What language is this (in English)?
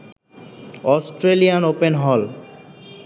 Bangla